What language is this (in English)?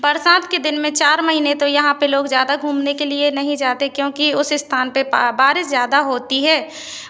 Hindi